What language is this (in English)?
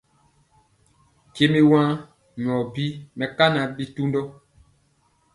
Mpiemo